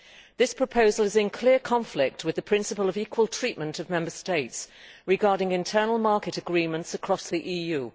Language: English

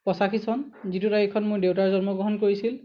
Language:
Assamese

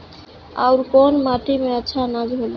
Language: Bhojpuri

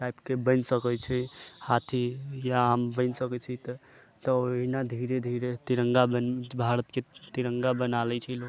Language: Maithili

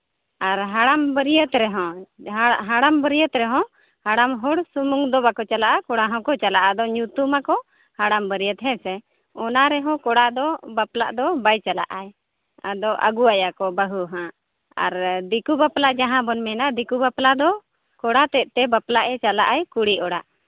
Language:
Santali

